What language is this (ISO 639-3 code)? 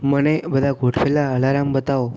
guj